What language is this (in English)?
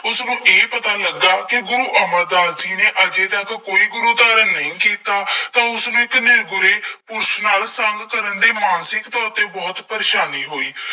Punjabi